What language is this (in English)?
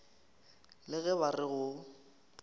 Northern Sotho